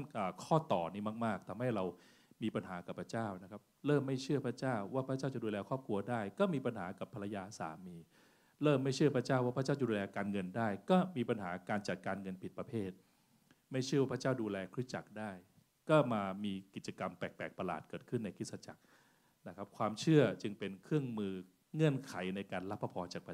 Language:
Thai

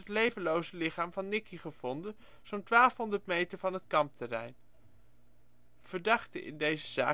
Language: Dutch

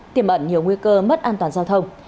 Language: Vietnamese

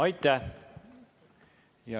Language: Estonian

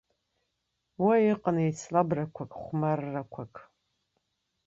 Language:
Abkhazian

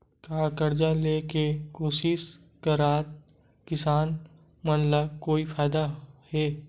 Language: Chhattisgarhi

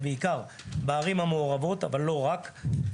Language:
Hebrew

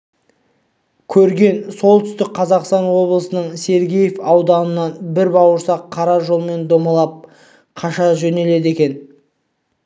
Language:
Kazakh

